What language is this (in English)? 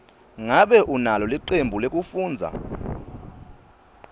Swati